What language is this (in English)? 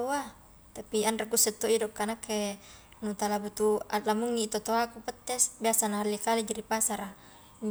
Highland Konjo